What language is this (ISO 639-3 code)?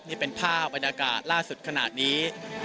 tha